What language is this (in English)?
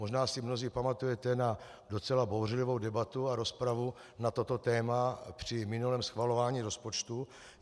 Czech